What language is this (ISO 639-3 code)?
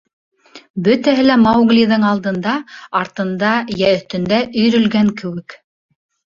bak